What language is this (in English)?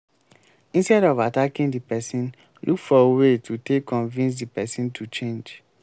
Nigerian Pidgin